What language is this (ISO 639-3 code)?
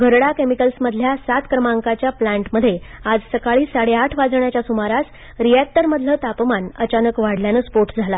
mar